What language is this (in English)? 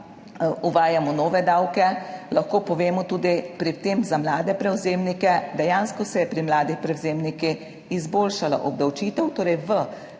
Slovenian